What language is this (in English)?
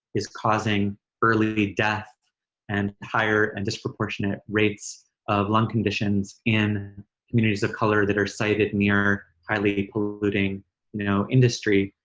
English